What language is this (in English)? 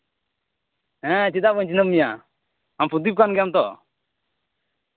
Santali